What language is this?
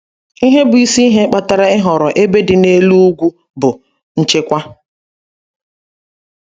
Igbo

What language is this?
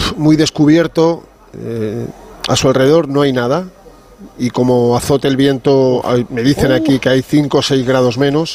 Spanish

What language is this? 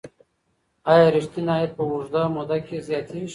Pashto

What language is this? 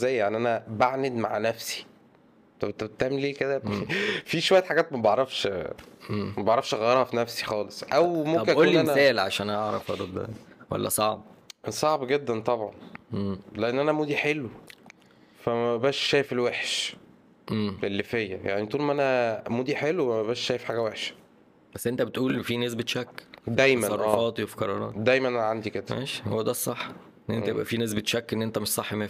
Arabic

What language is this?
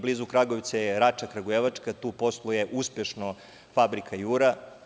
Serbian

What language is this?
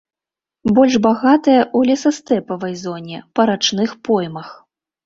Belarusian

